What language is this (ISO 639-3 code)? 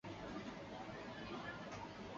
zho